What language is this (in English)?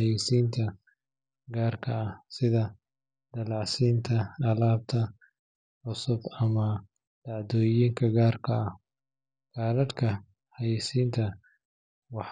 Somali